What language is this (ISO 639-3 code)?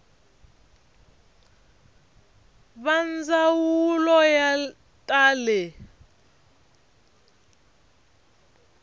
tso